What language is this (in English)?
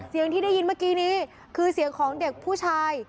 Thai